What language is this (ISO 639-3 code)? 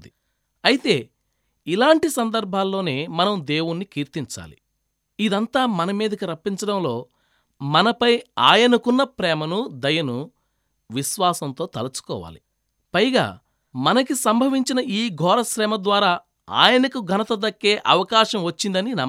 tel